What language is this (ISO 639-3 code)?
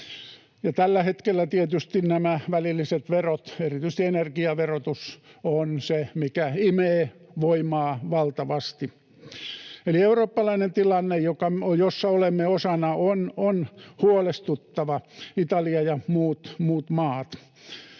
fin